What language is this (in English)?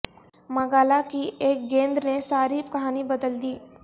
Urdu